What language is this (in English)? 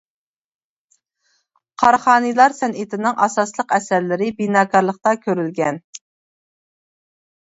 Uyghur